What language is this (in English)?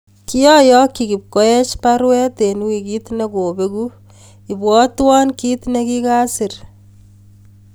Kalenjin